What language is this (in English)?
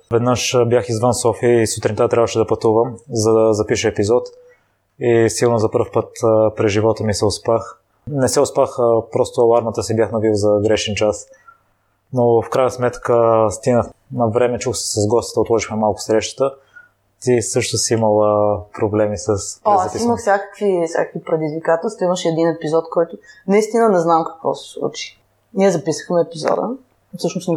Bulgarian